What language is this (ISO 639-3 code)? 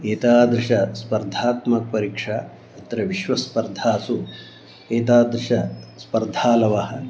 san